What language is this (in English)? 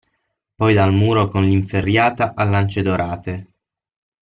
Italian